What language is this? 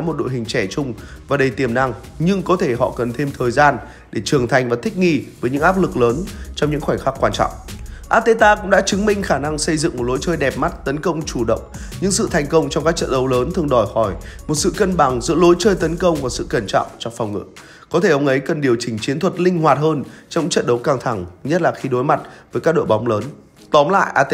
Vietnamese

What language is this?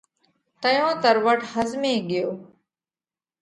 Parkari Koli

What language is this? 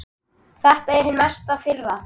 Icelandic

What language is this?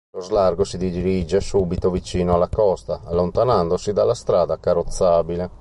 Italian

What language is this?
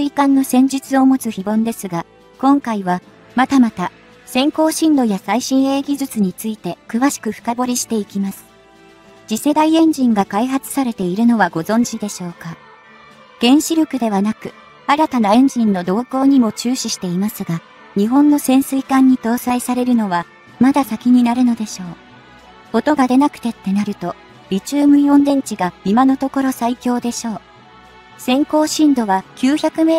Japanese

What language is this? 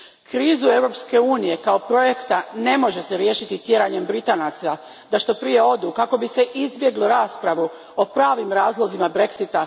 Croatian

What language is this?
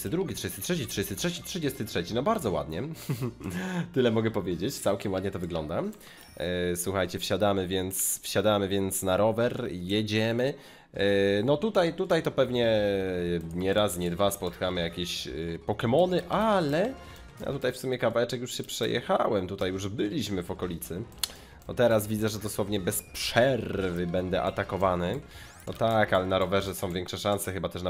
Polish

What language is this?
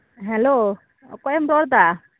Santali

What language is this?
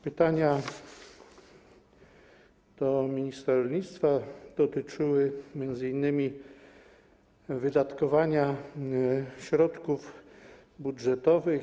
Polish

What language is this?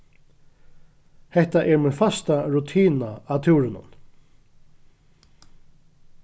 Faroese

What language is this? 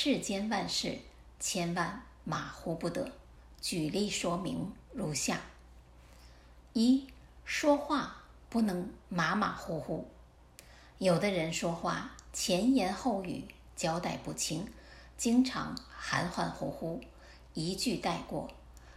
Chinese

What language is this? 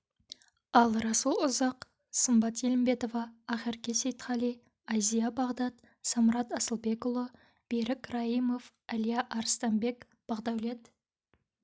Kazakh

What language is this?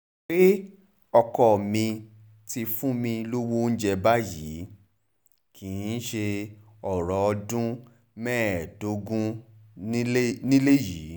Yoruba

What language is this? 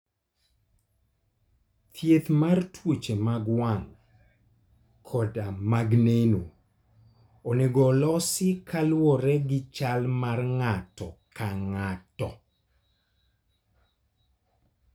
Luo (Kenya and Tanzania)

